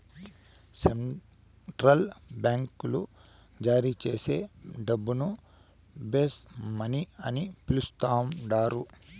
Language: Telugu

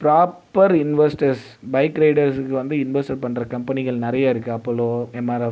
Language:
Tamil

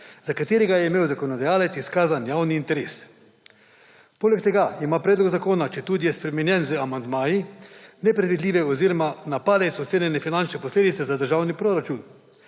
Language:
Slovenian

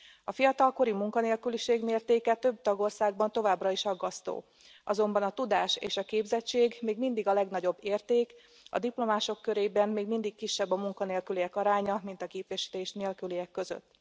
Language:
Hungarian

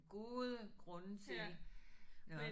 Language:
Danish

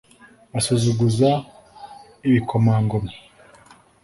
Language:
Kinyarwanda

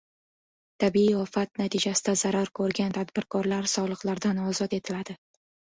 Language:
Uzbek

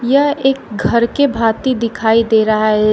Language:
Hindi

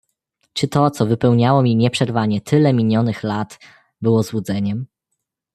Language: Polish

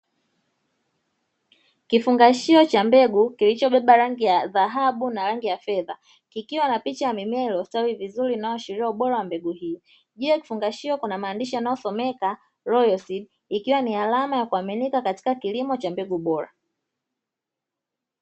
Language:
Swahili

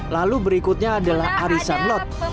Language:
Indonesian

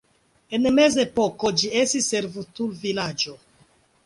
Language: Esperanto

